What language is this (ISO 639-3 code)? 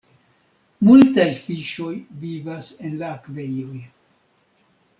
epo